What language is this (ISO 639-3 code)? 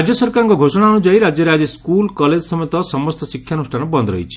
ori